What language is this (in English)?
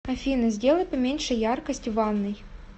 Russian